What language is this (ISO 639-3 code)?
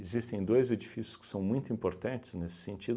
por